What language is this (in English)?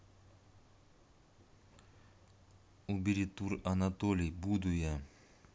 Russian